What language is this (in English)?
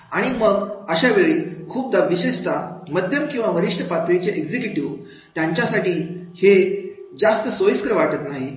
Marathi